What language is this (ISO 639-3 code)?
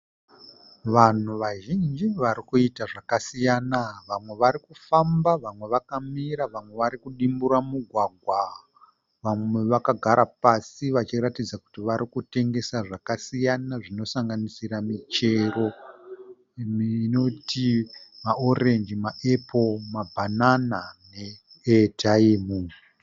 sna